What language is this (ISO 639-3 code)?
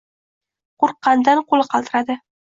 uzb